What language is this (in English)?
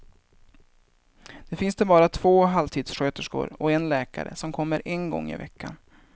Swedish